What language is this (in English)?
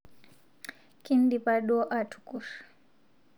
Masai